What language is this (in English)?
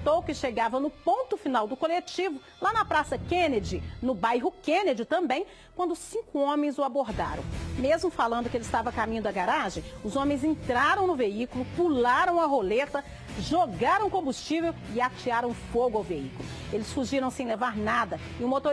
Portuguese